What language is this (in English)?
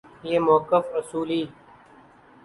Urdu